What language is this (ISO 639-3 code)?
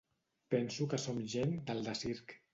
cat